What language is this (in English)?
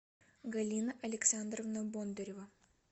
Russian